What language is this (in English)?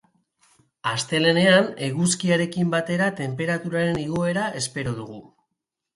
Basque